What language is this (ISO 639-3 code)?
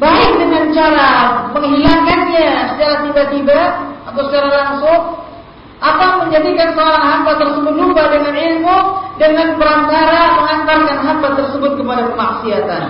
msa